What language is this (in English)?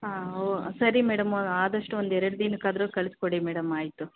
Kannada